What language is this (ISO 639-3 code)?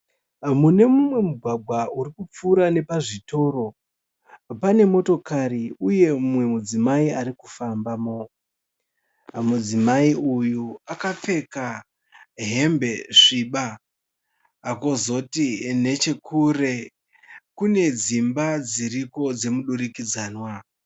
sna